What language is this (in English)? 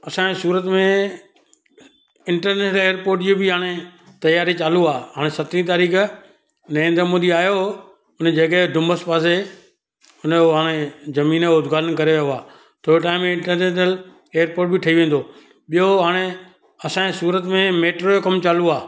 Sindhi